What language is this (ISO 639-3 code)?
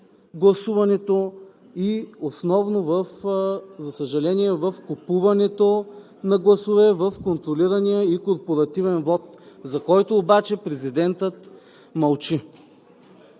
bul